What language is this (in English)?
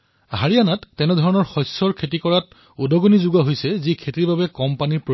Assamese